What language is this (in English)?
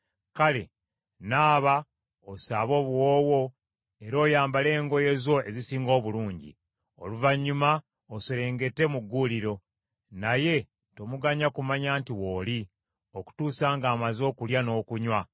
Ganda